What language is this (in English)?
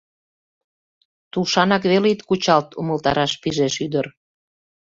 Mari